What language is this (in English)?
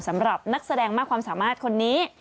Thai